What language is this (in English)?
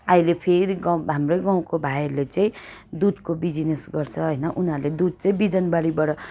Nepali